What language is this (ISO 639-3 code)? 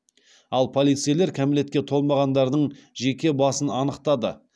kaz